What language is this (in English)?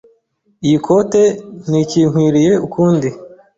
Kinyarwanda